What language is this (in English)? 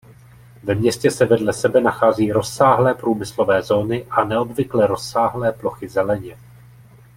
Czech